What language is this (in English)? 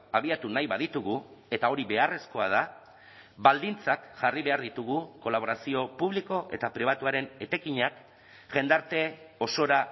Basque